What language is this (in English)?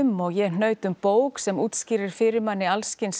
Icelandic